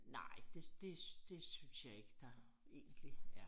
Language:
Danish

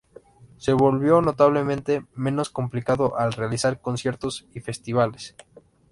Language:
Spanish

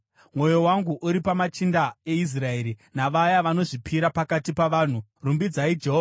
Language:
Shona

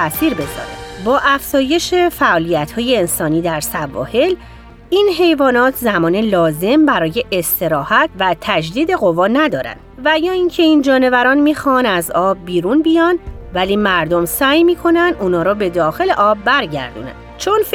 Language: Persian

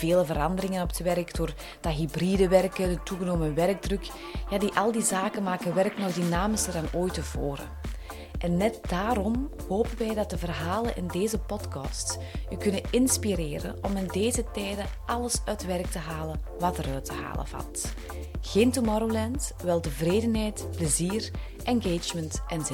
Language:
Dutch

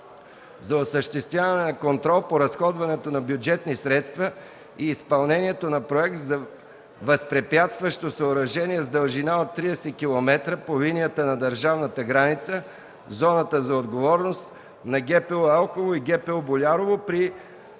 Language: Bulgarian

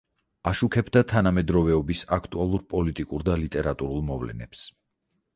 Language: Georgian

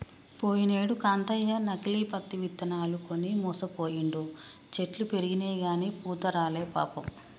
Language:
Telugu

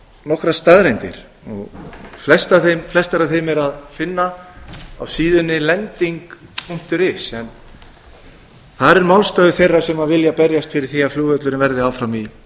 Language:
Icelandic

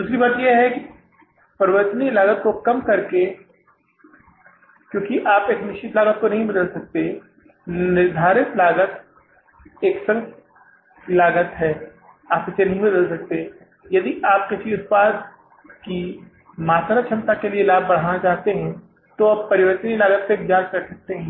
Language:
Hindi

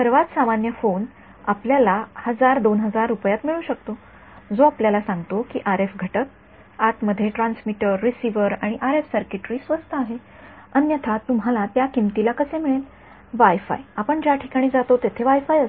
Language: Marathi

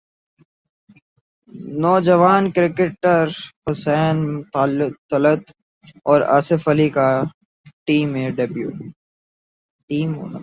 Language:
Urdu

